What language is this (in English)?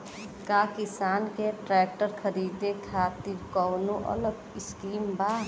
Bhojpuri